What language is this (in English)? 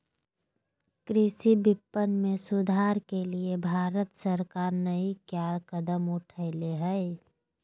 Magahi